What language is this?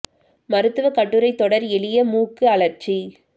Tamil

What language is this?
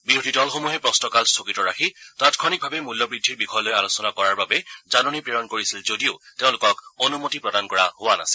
Assamese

